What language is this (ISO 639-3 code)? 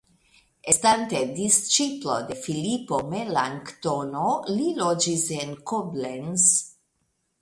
epo